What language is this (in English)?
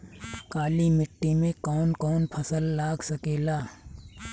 Bhojpuri